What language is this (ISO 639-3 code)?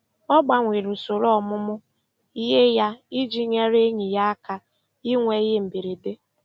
ibo